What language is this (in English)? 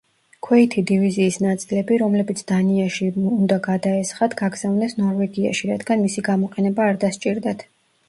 Georgian